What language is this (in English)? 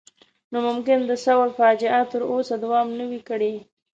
Pashto